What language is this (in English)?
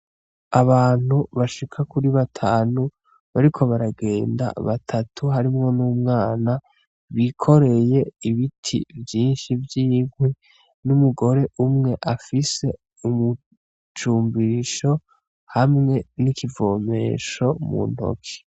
Rundi